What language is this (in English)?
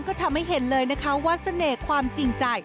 Thai